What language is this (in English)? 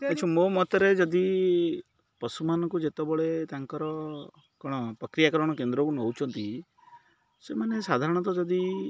Odia